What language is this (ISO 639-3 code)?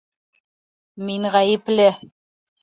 bak